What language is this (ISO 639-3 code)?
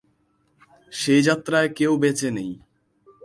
ben